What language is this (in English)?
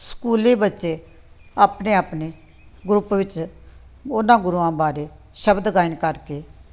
Punjabi